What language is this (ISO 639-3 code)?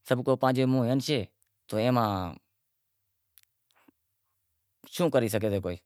kxp